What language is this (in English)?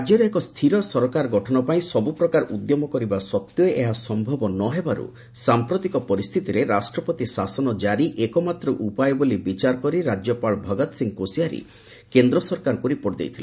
Odia